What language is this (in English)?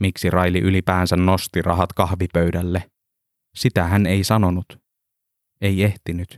Finnish